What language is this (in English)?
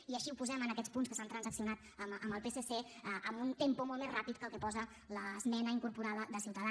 Catalan